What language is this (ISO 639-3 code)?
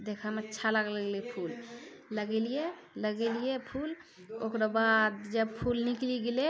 mai